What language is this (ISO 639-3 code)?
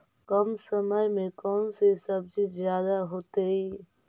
mag